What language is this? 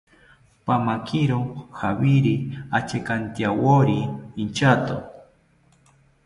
South Ucayali Ashéninka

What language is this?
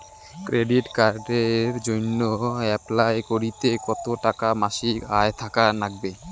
Bangla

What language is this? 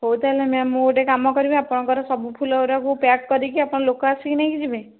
Odia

